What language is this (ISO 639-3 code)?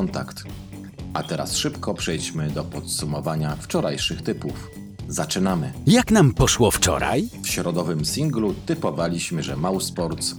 pol